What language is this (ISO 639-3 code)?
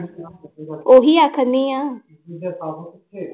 pan